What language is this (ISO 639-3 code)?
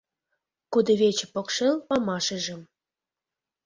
chm